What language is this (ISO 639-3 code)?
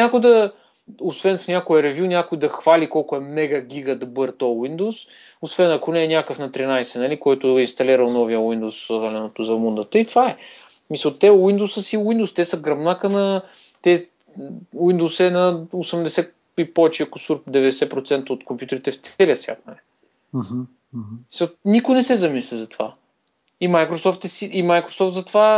bul